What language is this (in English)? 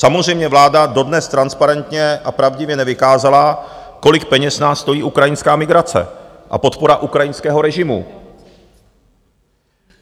Czech